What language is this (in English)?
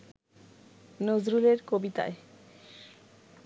Bangla